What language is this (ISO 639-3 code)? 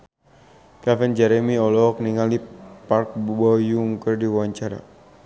sun